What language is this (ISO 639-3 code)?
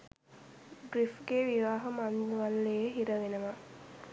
sin